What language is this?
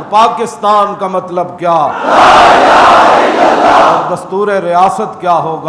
Urdu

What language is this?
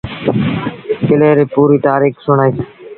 Sindhi Bhil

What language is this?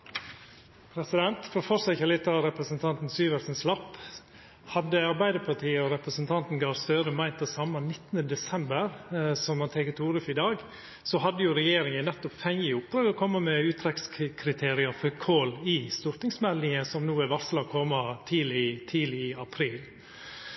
Norwegian Nynorsk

